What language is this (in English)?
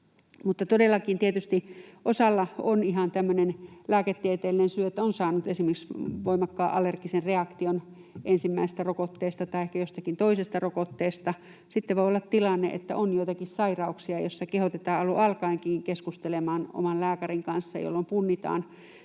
Finnish